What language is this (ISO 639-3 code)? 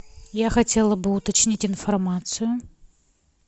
rus